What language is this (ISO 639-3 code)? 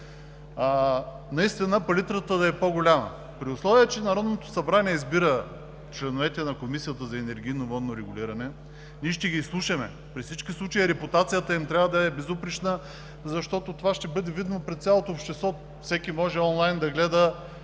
bul